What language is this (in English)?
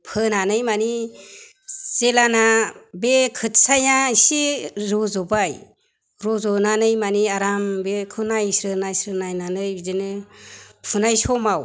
Bodo